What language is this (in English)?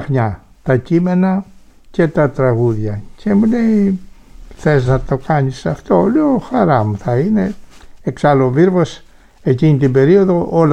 Greek